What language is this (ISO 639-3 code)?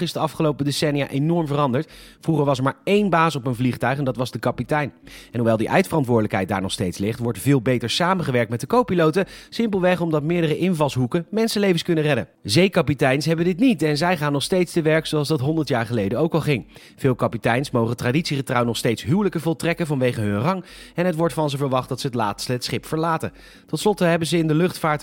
nld